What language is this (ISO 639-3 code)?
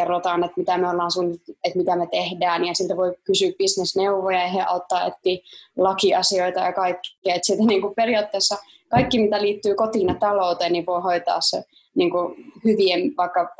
fin